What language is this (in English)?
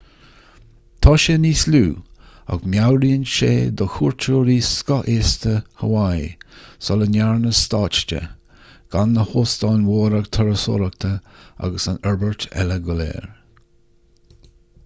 Irish